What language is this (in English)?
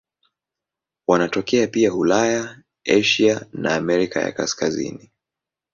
Swahili